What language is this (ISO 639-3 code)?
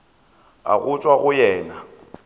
nso